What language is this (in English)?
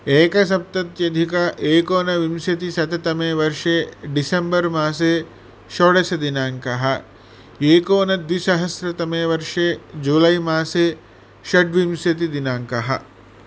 Sanskrit